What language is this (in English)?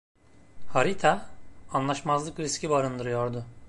Turkish